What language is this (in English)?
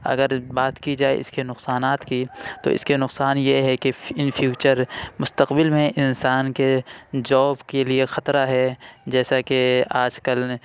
Urdu